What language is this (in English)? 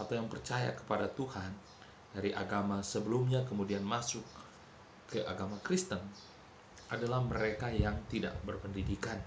Indonesian